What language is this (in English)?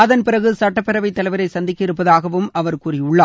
Tamil